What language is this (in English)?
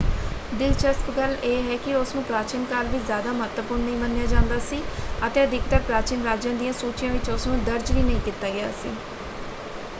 Punjabi